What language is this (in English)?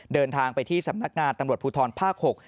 Thai